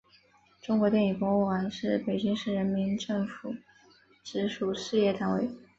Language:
Chinese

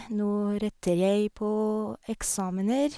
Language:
Norwegian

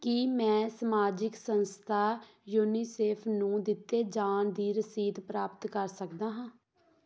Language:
Punjabi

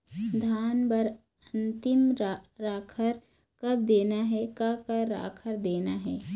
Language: Chhattisgarhi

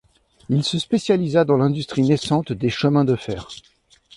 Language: French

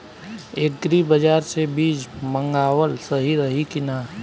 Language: Bhojpuri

